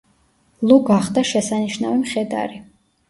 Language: Georgian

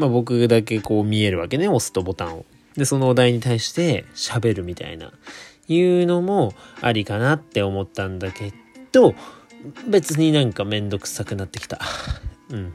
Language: Japanese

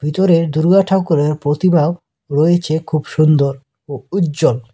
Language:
Bangla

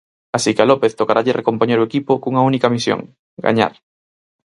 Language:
Galician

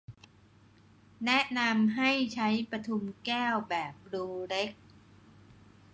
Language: Thai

